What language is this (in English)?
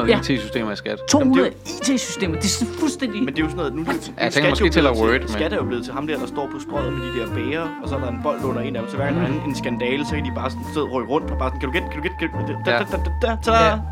Danish